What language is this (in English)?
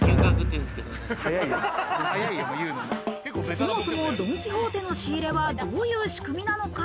Japanese